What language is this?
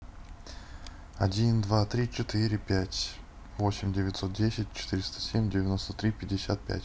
Russian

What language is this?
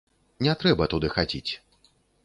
Belarusian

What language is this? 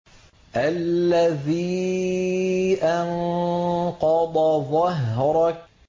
Arabic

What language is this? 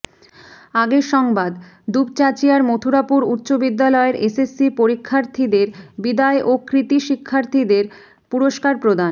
Bangla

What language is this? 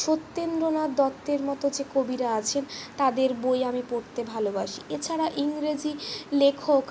Bangla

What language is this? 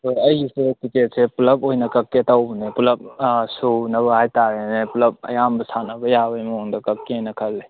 Manipuri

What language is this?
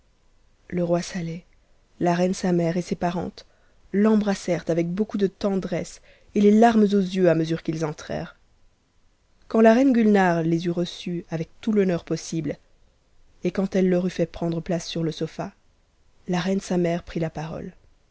French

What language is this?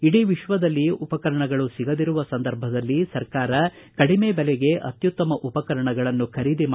Kannada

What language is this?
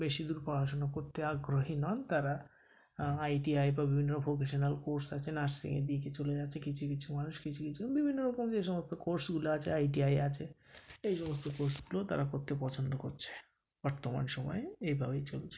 Bangla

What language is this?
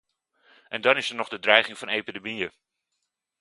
Dutch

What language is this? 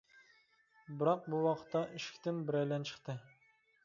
Uyghur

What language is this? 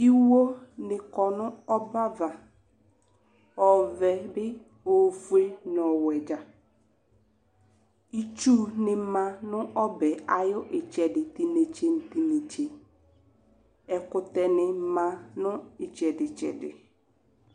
Ikposo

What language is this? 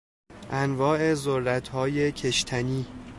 Persian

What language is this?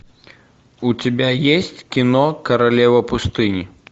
Russian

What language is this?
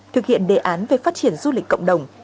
Vietnamese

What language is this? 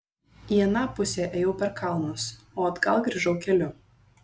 Lithuanian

